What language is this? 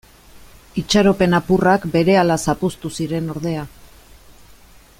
Basque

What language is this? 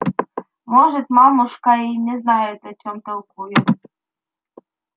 Russian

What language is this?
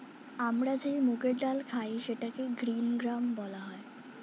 Bangla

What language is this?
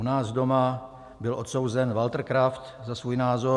Czech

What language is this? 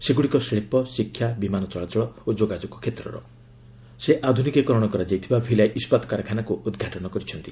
Odia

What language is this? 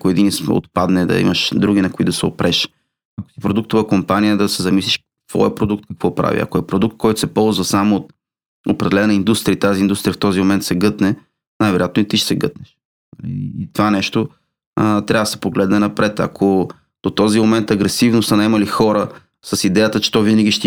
Bulgarian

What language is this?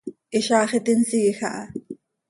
Seri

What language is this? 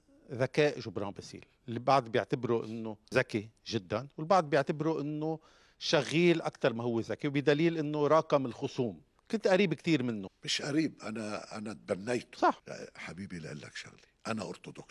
Arabic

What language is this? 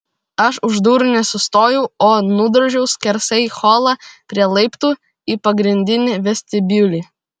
Lithuanian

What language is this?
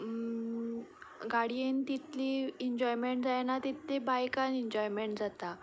Konkani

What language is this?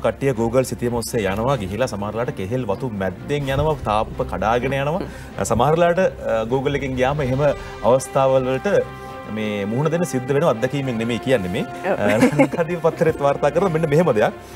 Romanian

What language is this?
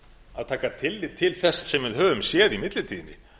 Icelandic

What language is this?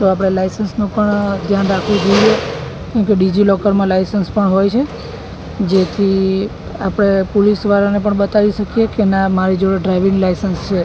Gujarati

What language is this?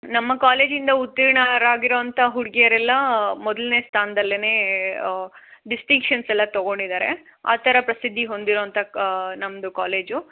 Kannada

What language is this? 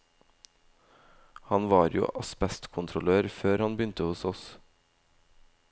Norwegian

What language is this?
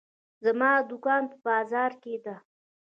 Pashto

